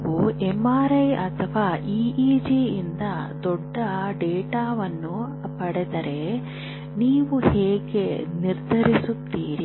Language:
Kannada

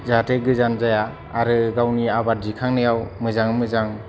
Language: Bodo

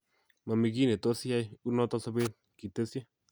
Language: Kalenjin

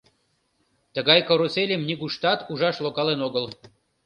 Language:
Mari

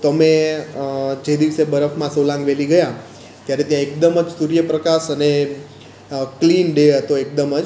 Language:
Gujarati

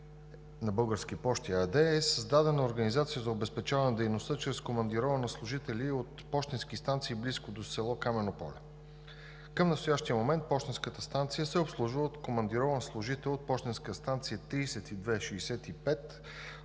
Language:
Bulgarian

